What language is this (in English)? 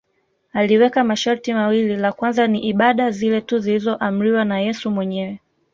Swahili